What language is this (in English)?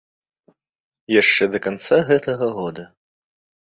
Belarusian